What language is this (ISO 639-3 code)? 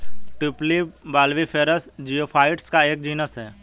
hin